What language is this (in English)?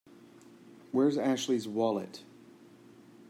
English